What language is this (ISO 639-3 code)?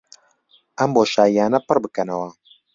ckb